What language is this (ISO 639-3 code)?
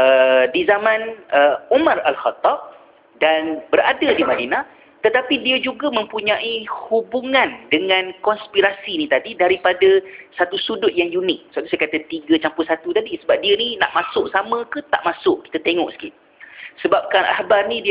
msa